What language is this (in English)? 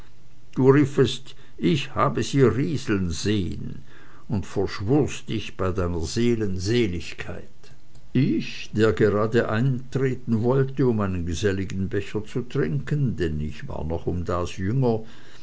German